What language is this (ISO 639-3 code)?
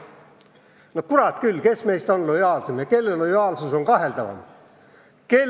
est